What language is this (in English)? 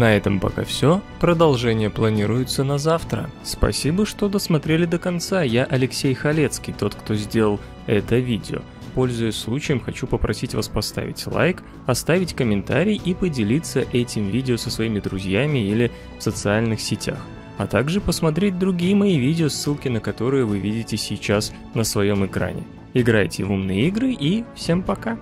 Russian